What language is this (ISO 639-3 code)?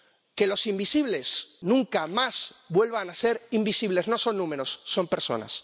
spa